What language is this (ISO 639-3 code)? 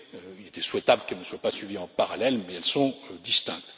fra